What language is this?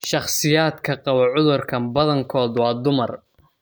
Somali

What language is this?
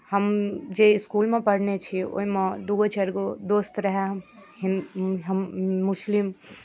Maithili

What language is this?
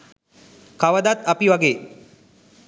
Sinhala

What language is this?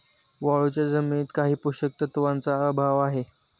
Marathi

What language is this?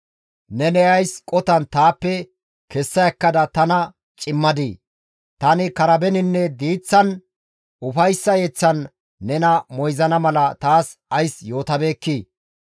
Gamo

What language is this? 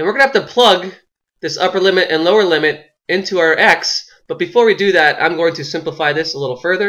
English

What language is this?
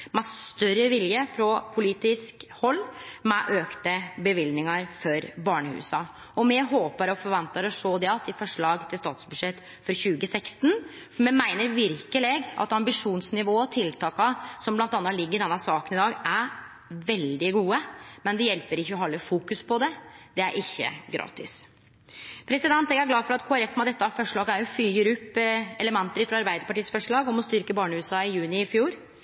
Norwegian Nynorsk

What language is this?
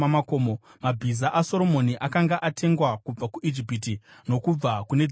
Shona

